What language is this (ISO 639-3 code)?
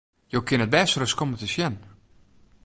fry